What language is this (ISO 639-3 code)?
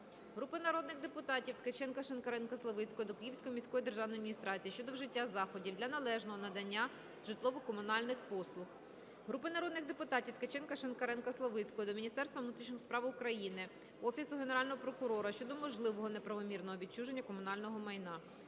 ukr